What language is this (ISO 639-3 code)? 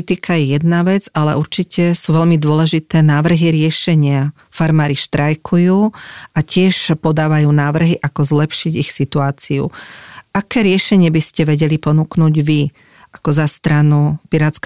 slk